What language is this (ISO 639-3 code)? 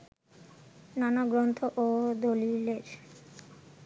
ben